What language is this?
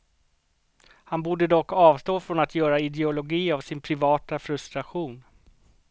Swedish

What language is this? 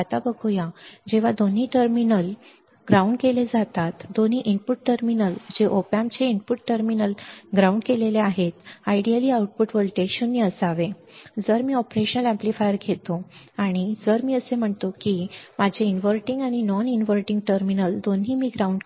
Marathi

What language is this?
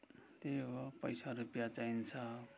Nepali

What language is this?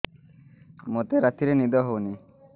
Odia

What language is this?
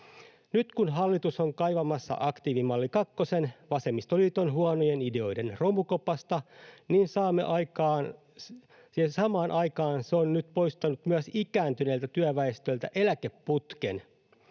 Finnish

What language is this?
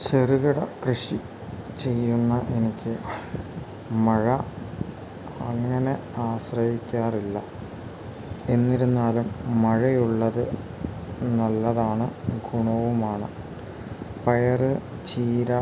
Malayalam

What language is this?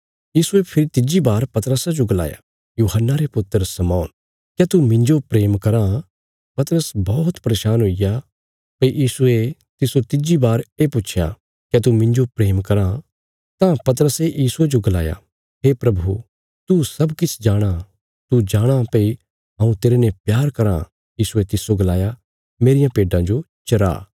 Bilaspuri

